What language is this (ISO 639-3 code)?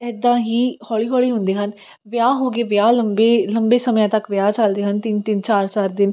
pan